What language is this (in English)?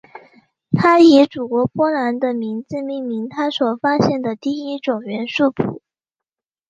Chinese